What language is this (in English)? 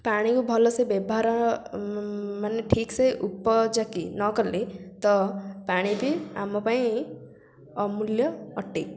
Odia